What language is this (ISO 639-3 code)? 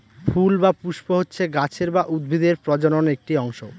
ben